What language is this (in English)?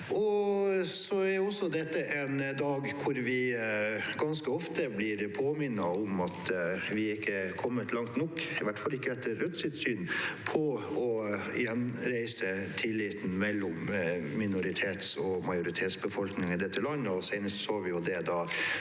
Norwegian